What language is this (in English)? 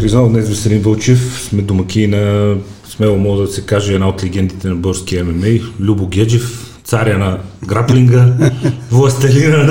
Bulgarian